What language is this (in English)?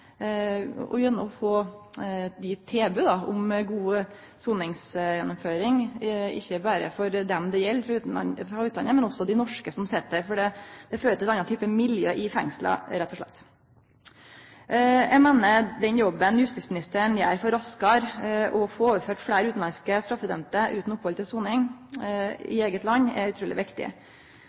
Norwegian Nynorsk